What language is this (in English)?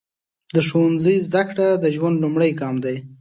Pashto